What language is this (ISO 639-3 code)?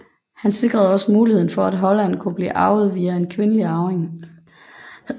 dan